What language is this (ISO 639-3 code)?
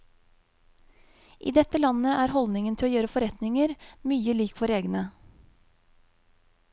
nor